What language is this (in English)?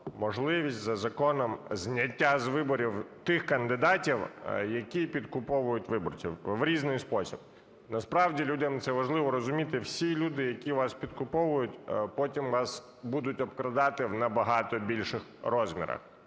Ukrainian